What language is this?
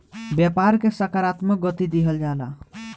Bhojpuri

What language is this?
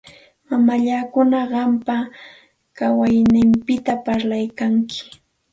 Santa Ana de Tusi Pasco Quechua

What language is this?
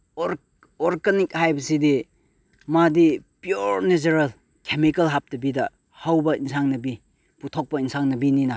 Manipuri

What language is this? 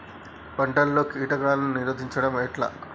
Telugu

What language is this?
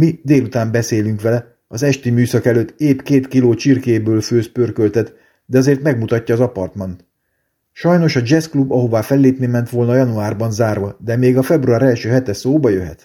Hungarian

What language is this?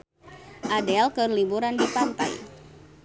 Sundanese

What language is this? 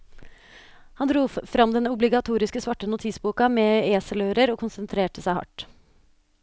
Norwegian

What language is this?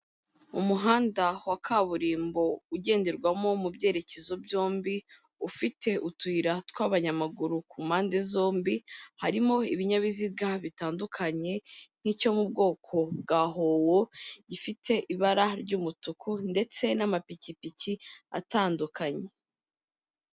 Kinyarwanda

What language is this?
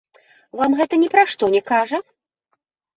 Belarusian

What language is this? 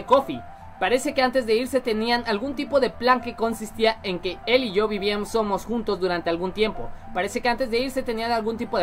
Spanish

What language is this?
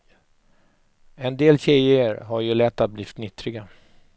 Swedish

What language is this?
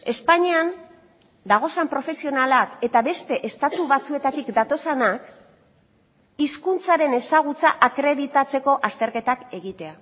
Basque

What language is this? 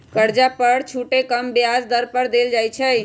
Magahi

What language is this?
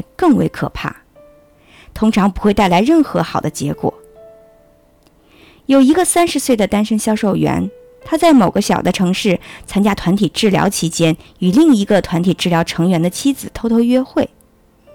Chinese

